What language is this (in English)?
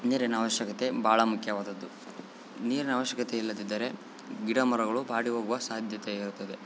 Kannada